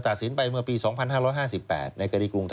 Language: Thai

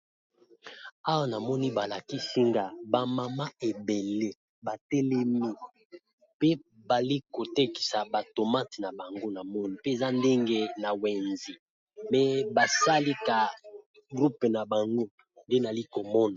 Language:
Lingala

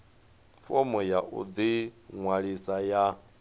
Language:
Venda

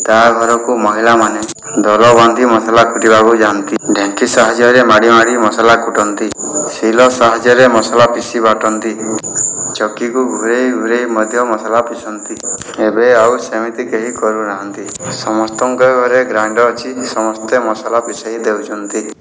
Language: Odia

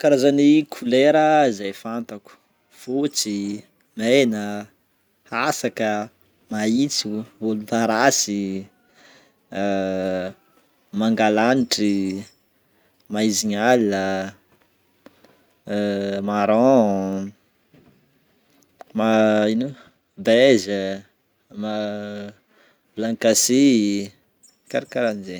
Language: Northern Betsimisaraka Malagasy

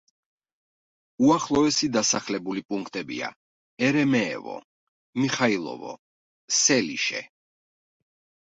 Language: Georgian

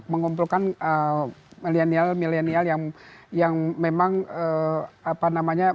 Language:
Indonesian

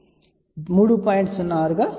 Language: Telugu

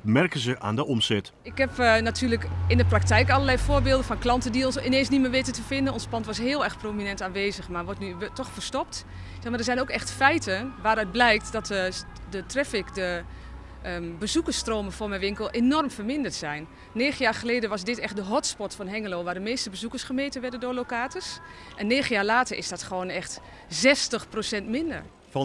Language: Dutch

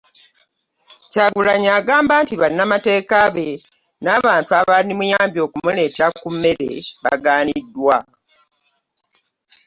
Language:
Ganda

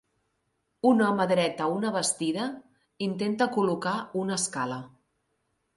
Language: Catalan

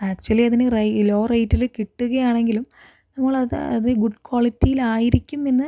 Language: Malayalam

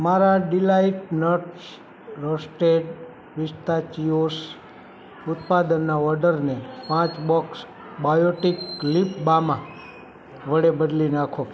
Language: Gujarati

